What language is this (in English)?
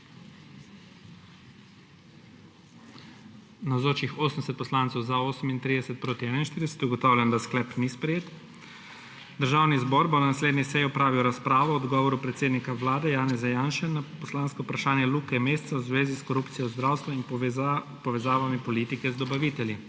Slovenian